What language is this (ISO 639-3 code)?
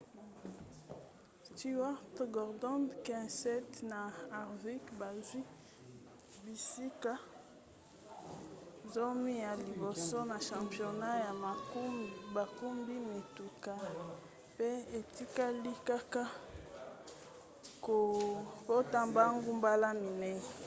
lin